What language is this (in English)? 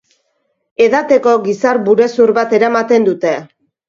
Basque